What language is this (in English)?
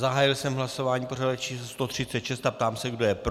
Czech